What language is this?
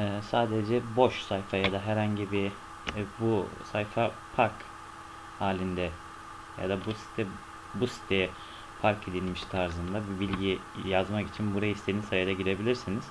Turkish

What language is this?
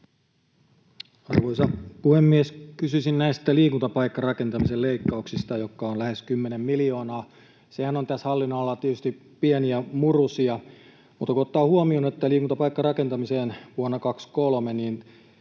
Finnish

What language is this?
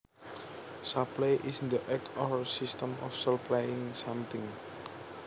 Javanese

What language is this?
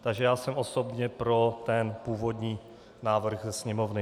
Czech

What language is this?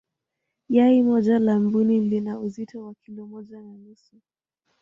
Swahili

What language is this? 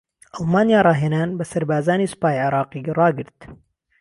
Central Kurdish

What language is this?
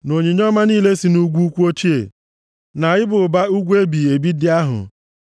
Igbo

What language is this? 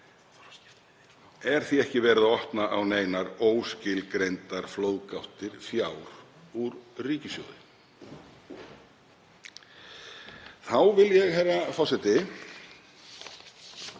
Icelandic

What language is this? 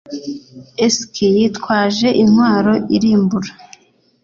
Kinyarwanda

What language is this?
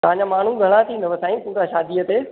Sindhi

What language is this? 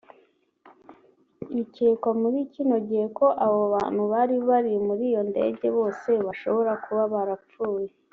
Kinyarwanda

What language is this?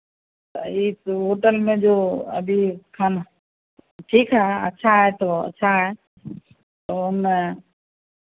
Hindi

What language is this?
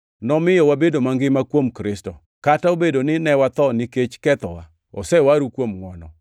Luo (Kenya and Tanzania)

